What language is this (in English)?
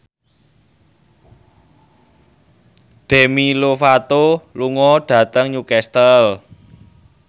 Javanese